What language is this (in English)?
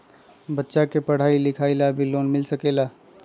Magahi